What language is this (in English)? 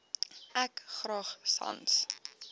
Afrikaans